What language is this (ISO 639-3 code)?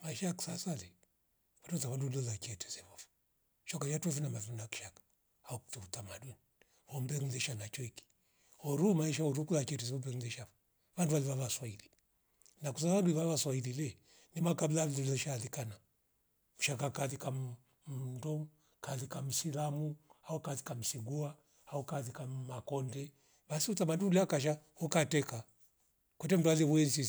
rof